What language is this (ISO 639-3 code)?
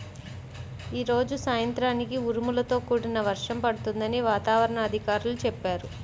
tel